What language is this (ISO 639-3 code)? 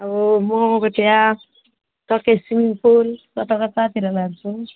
nep